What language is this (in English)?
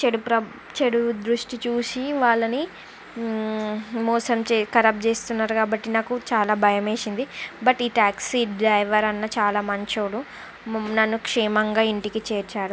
Telugu